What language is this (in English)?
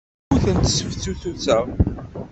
Kabyle